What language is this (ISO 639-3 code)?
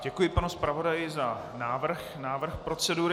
ces